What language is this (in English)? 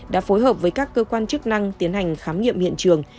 Vietnamese